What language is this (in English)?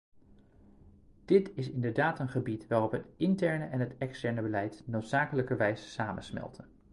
Dutch